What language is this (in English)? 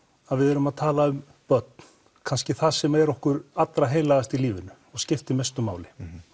Icelandic